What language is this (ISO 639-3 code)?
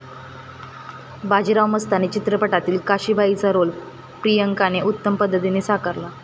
mar